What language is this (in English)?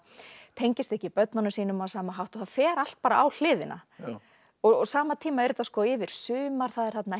Icelandic